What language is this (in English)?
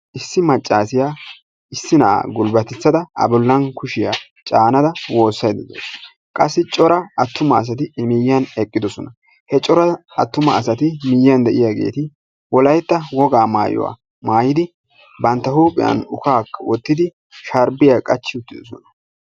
Wolaytta